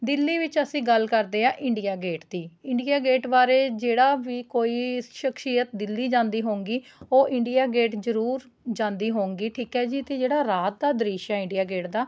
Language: Punjabi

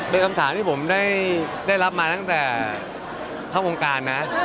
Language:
Thai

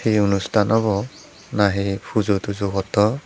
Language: Chakma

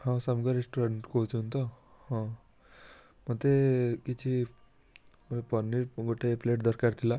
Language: Odia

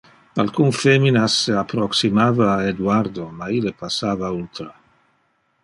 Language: Interlingua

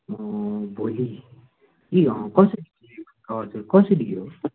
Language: Nepali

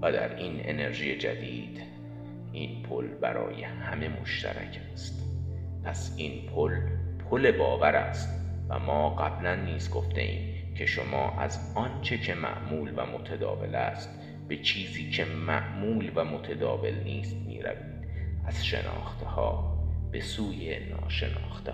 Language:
Persian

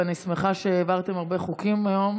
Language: Hebrew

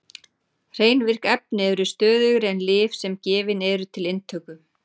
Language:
Icelandic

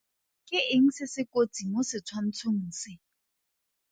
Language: Tswana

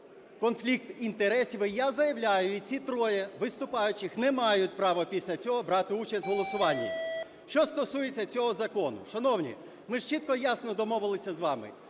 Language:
Ukrainian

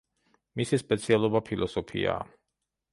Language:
Georgian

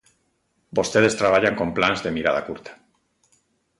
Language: Galician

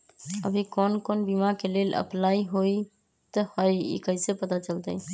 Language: Magahi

